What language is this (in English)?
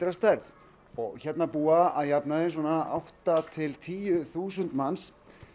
Icelandic